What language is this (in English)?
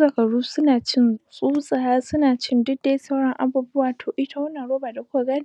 Hausa